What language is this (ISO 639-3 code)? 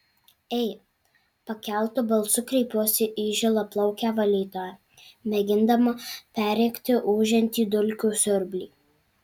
lit